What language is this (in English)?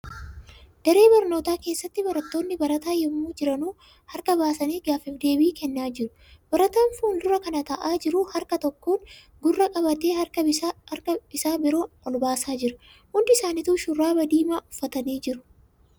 Oromo